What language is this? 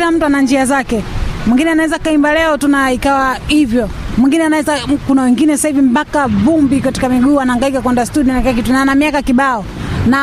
Swahili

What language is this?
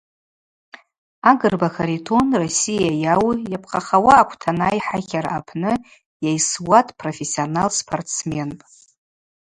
Abaza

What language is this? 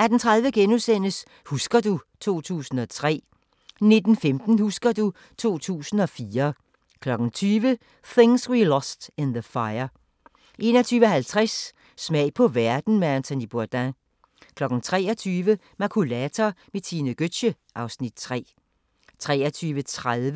Danish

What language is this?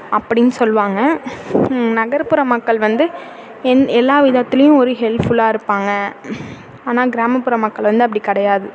Tamil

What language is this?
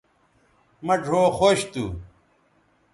Bateri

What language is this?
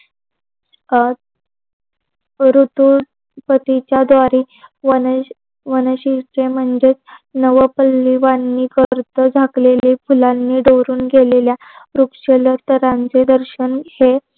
Marathi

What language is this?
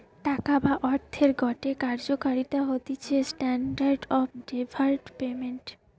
Bangla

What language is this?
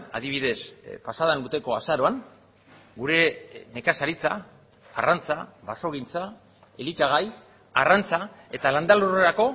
Basque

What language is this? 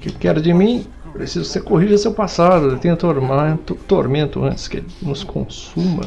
Portuguese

